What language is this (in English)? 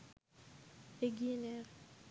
Bangla